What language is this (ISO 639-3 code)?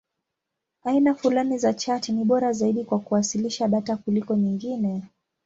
swa